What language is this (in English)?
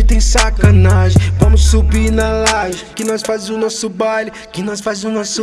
Portuguese